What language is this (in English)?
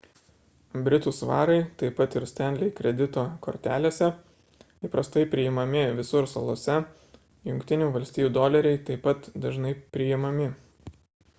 Lithuanian